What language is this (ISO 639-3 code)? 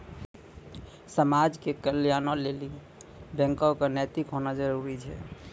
mai